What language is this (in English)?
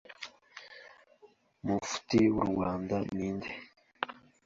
Kinyarwanda